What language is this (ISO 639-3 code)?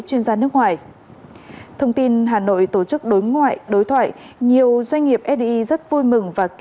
vie